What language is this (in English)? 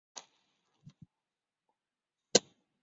Chinese